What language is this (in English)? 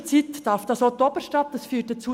Swiss German